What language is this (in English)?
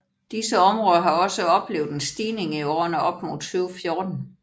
Danish